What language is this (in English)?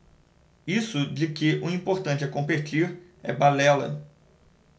Portuguese